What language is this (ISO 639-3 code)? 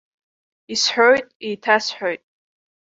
abk